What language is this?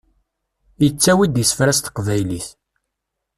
Kabyle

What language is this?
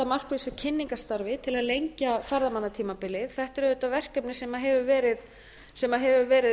Icelandic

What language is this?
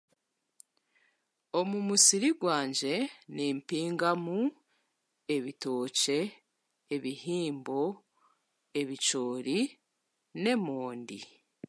Chiga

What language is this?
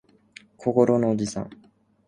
Japanese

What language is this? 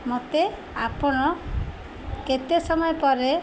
Odia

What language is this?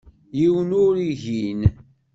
Kabyle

